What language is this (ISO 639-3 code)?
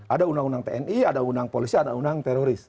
ind